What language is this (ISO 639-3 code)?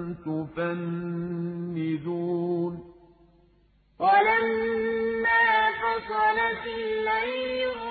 ara